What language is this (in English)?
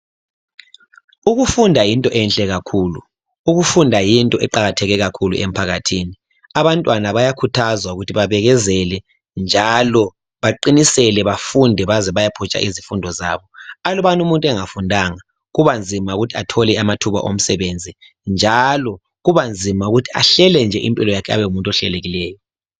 North Ndebele